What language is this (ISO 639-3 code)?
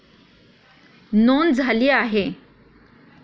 mar